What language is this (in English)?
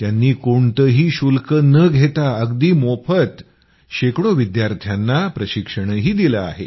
Marathi